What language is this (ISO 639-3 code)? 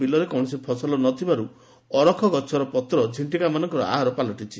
ori